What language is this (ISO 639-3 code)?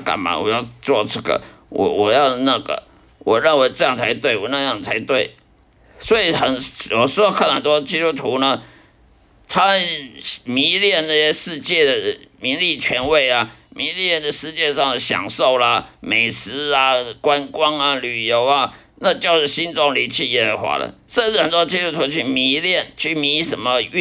zho